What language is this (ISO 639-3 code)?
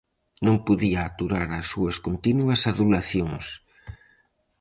glg